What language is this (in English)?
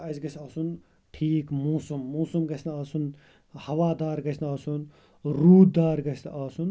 Kashmiri